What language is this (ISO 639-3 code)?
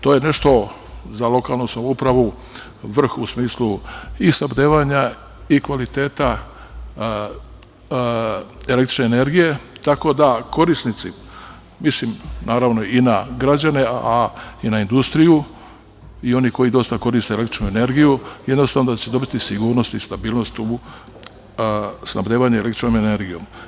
srp